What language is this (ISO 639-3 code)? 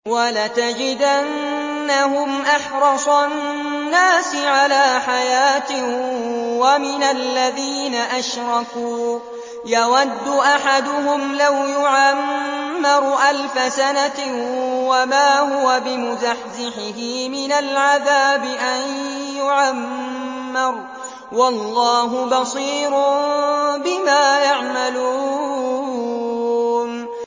ara